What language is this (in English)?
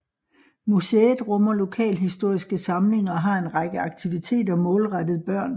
Danish